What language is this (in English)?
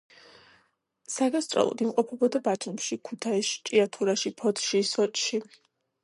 Georgian